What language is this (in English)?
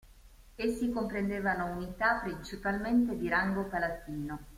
Italian